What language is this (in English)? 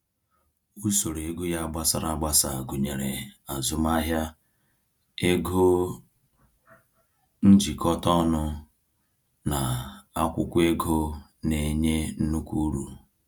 Igbo